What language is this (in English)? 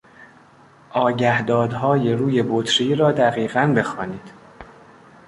Persian